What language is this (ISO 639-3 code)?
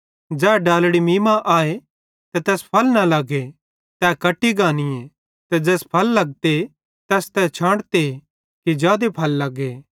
bhd